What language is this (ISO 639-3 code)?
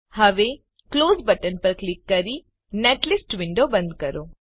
guj